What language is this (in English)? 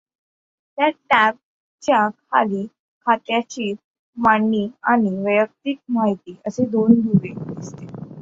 Marathi